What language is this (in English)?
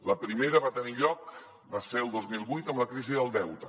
Catalan